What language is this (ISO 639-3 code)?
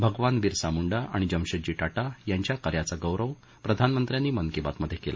mar